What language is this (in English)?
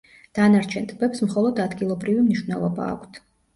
Georgian